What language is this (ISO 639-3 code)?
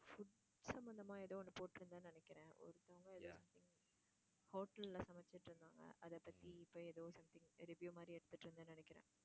tam